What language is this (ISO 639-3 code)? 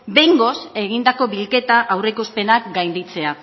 eus